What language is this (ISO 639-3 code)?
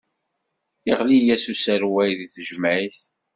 kab